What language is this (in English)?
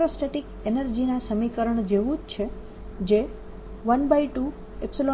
Gujarati